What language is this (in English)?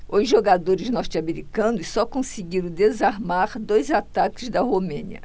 Portuguese